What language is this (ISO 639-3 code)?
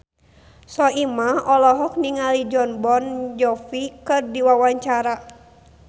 sun